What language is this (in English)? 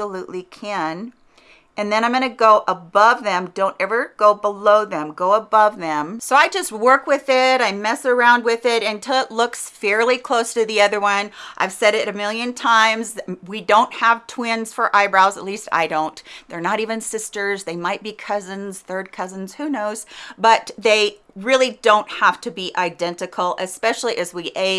English